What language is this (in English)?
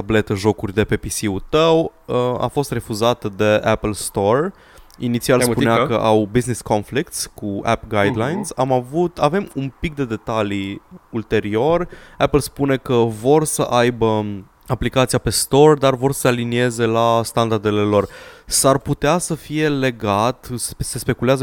Romanian